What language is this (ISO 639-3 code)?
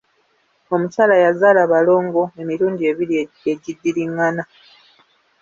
lug